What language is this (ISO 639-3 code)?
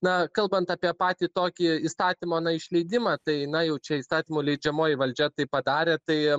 lit